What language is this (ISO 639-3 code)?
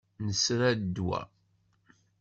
kab